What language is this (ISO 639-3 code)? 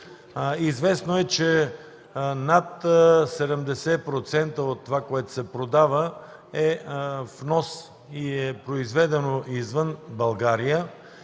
bul